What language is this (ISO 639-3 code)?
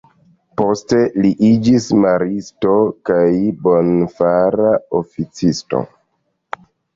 epo